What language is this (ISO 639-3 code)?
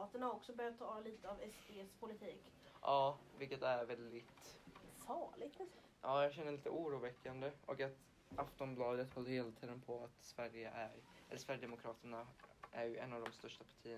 swe